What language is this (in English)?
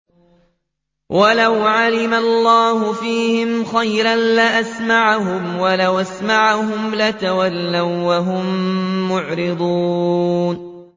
Arabic